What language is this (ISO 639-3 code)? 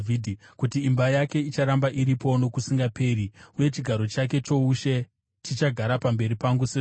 sna